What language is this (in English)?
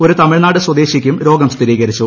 Malayalam